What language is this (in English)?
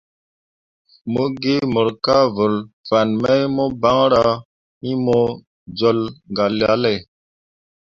Mundang